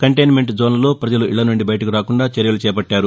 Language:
Telugu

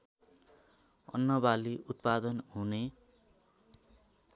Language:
Nepali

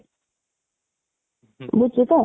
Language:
Odia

